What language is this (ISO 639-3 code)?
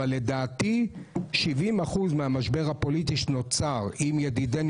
heb